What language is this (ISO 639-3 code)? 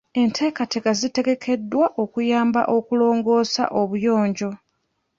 lug